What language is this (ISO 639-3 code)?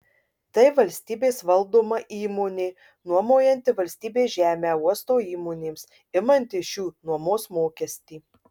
lit